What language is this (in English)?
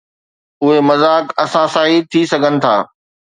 Sindhi